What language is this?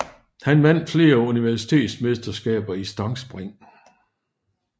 Danish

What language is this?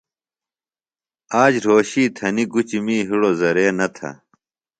Phalura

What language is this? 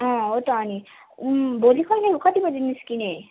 Nepali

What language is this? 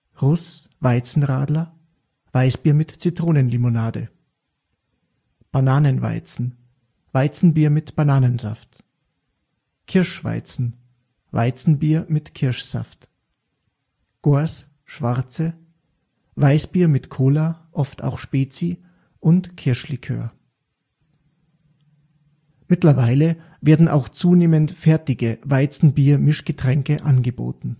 German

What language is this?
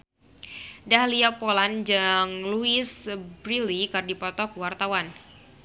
Sundanese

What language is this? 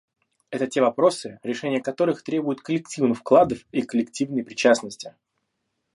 Russian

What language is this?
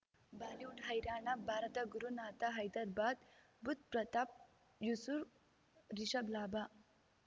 Kannada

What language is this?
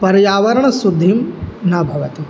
Sanskrit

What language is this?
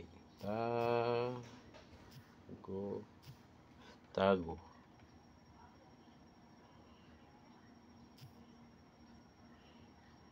Filipino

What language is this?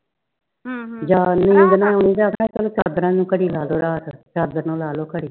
Punjabi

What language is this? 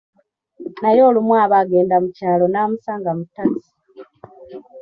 Ganda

